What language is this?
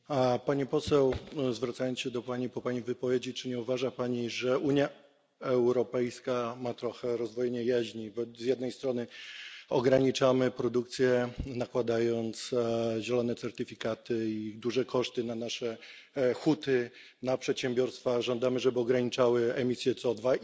Polish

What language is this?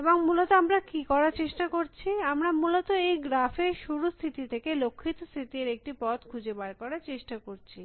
Bangla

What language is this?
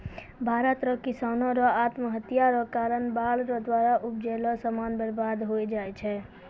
Maithili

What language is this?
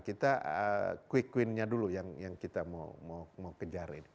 Indonesian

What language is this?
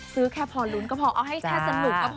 Thai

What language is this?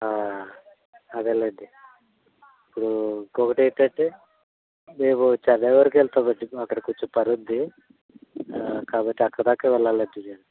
Telugu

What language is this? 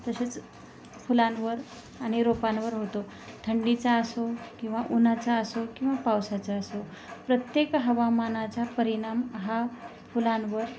Marathi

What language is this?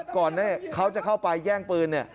Thai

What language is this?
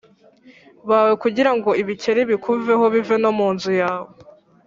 Kinyarwanda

